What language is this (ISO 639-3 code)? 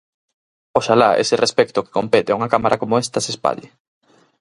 glg